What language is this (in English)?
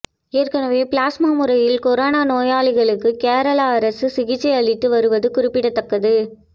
Tamil